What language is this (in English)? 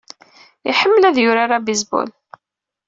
Kabyle